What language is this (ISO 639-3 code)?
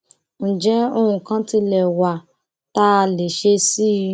yor